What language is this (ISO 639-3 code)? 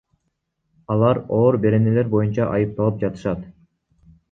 kir